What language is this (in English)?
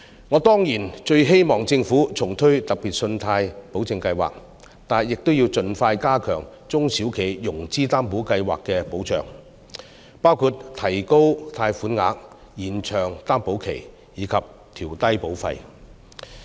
Cantonese